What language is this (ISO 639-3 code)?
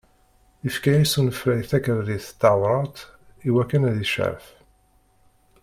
kab